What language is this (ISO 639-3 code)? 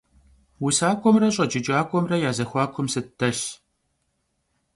kbd